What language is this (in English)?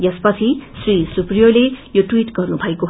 Nepali